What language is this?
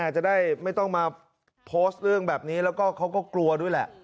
Thai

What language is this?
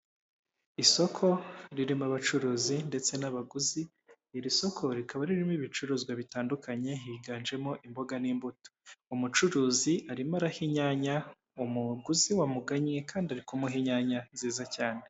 Kinyarwanda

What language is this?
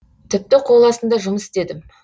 Kazakh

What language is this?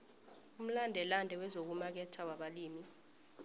South Ndebele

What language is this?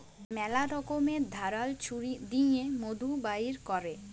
Bangla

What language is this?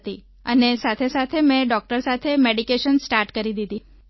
Gujarati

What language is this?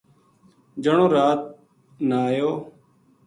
Gujari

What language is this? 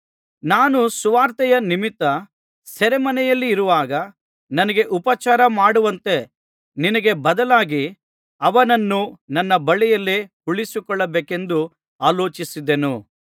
Kannada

